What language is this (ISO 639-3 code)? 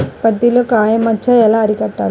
tel